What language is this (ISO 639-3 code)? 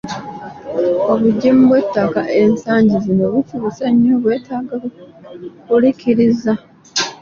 lug